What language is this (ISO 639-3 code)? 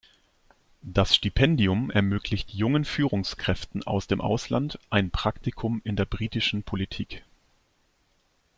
deu